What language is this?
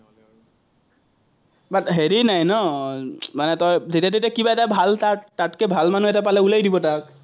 Assamese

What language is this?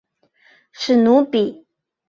Chinese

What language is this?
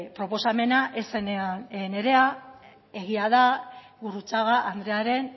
Basque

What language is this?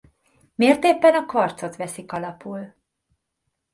Hungarian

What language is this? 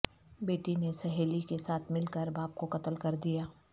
Urdu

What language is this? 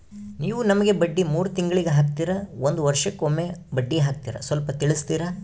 Kannada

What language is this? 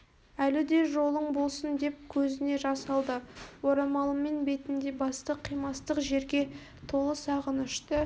Kazakh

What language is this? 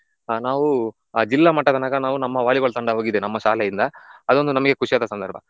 Kannada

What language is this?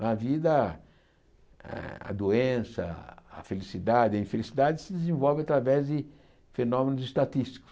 Portuguese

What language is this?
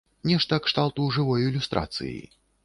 Belarusian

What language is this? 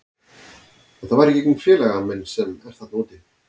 Icelandic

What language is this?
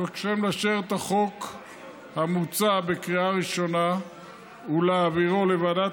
Hebrew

